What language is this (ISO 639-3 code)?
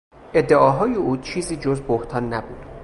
fas